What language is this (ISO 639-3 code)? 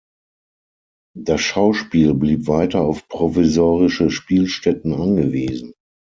deu